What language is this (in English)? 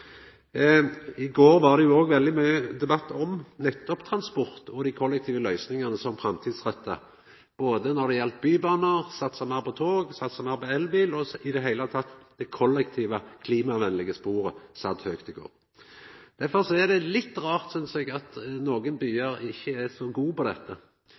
Norwegian Nynorsk